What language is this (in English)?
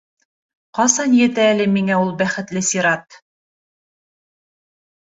Bashkir